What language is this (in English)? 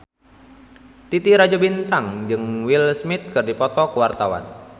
Sundanese